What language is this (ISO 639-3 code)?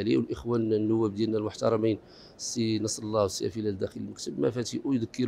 ara